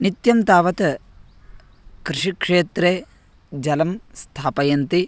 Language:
Sanskrit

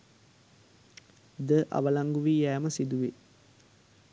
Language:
Sinhala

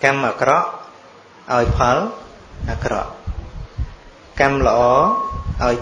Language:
Vietnamese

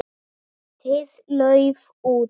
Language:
Icelandic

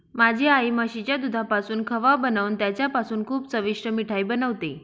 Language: Marathi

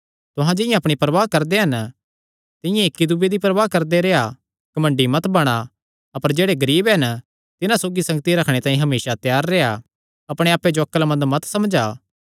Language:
Kangri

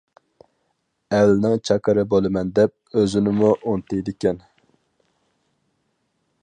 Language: Uyghur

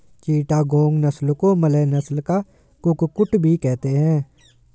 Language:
Hindi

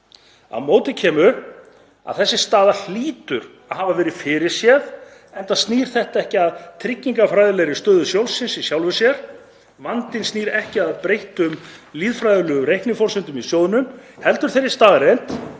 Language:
Icelandic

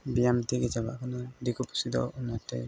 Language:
Santali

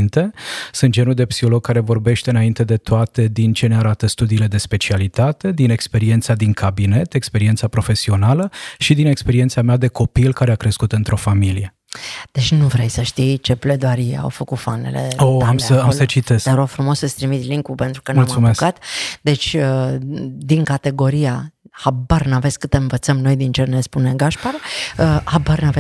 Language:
Romanian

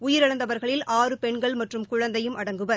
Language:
Tamil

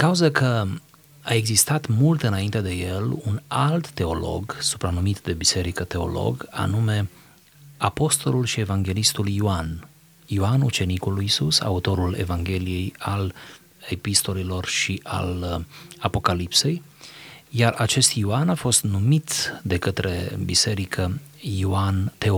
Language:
Romanian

